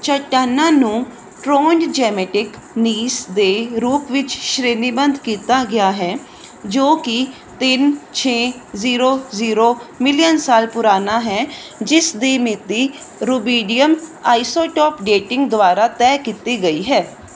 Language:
Punjabi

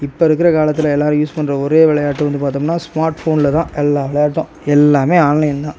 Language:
Tamil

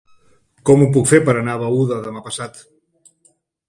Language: Catalan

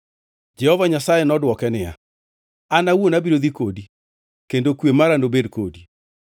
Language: Luo (Kenya and Tanzania)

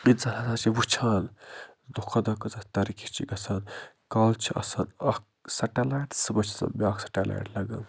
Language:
Kashmiri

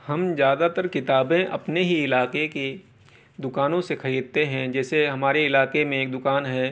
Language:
Urdu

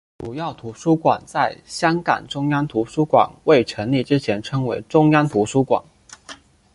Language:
Chinese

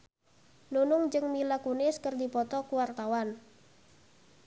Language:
Sundanese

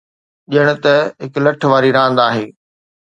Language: Sindhi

